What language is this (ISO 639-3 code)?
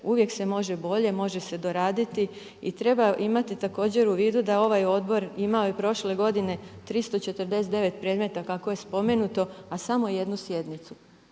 hrv